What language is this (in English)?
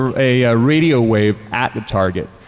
English